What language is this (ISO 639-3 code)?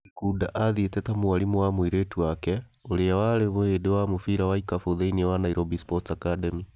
kik